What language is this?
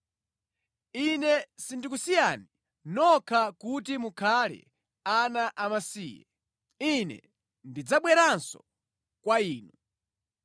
Nyanja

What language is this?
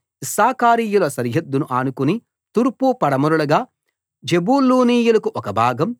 Telugu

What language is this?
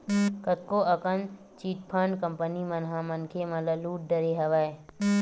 Chhattisgarhi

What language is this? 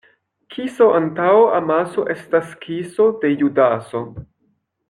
Esperanto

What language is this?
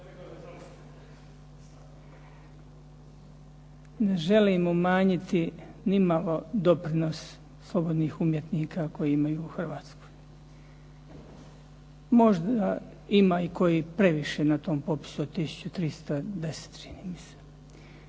Croatian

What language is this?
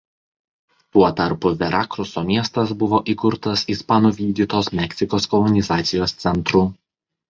Lithuanian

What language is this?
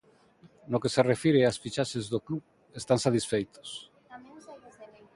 Galician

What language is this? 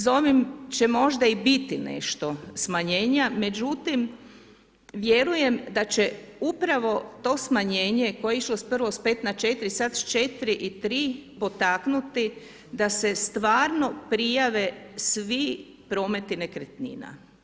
Croatian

